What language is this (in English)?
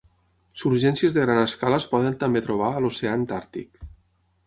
Catalan